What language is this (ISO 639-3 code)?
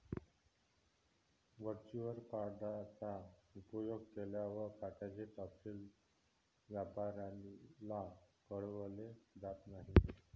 mar